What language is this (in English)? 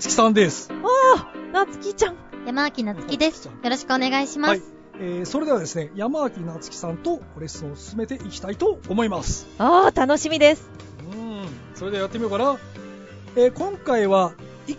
Japanese